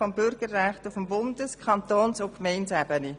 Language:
Swiss German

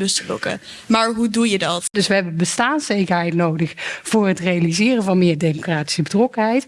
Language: Dutch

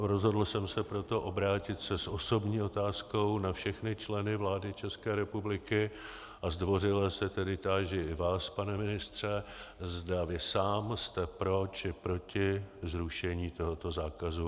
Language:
Czech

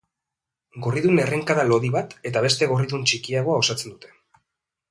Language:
Basque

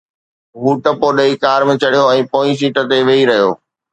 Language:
Sindhi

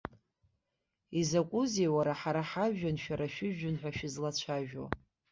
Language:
Abkhazian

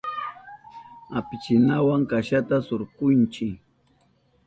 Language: Southern Pastaza Quechua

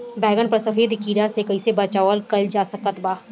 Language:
Bhojpuri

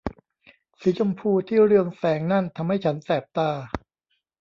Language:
Thai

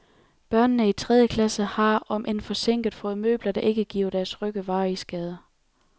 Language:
Danish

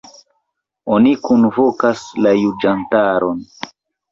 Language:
Esperanto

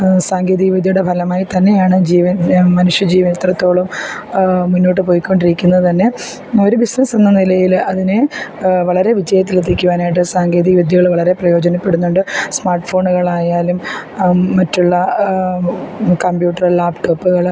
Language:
Malayalam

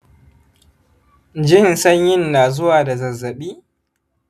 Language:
Hausa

